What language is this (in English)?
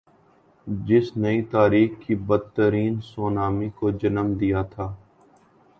Urdu